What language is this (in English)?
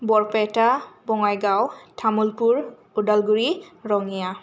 Bodo